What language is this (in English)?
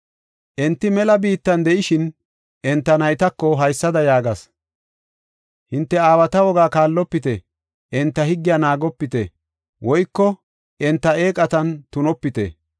Gofa